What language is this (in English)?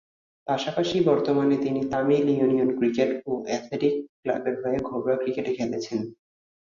Bangla